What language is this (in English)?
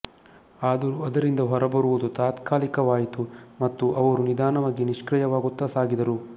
Kannada